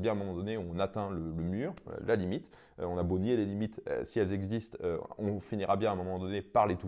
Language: French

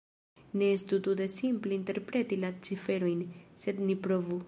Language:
Esperanto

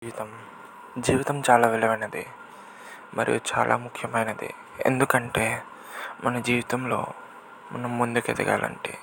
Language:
Telugu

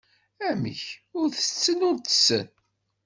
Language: Kabyle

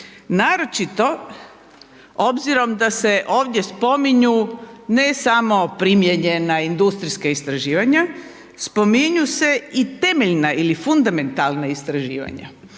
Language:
Croatian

